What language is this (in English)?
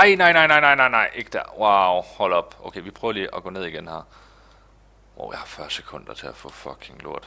Danish